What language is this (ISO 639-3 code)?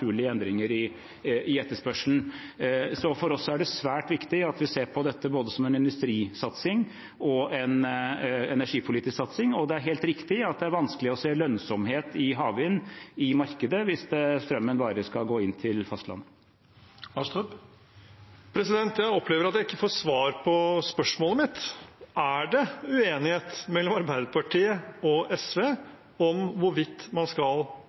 nor